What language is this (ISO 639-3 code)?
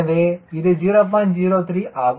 tam